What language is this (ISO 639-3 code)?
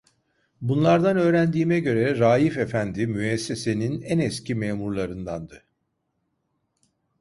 tur